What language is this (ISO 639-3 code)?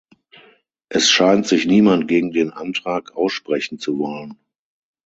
deu